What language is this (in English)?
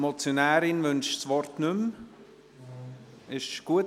Swiss German